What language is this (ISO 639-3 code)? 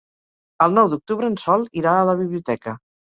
cat